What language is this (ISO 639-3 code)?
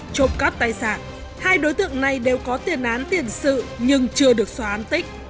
vie